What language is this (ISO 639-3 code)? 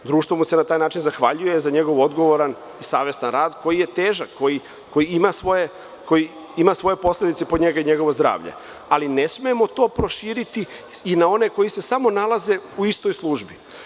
srp